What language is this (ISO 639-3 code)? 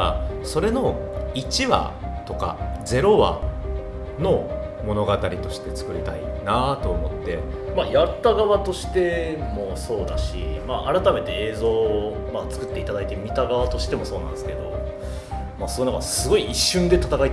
jpn